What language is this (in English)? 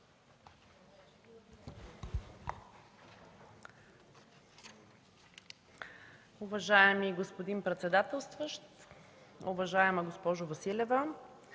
Bulgarian